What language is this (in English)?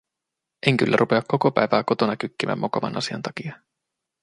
Finnish